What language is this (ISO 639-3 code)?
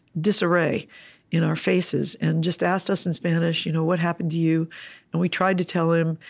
eng